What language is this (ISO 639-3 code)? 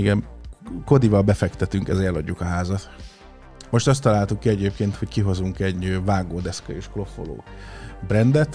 hun